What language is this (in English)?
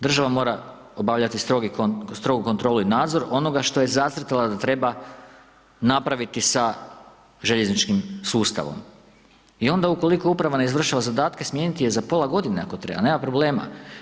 Croatian